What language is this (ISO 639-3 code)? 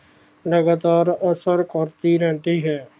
pan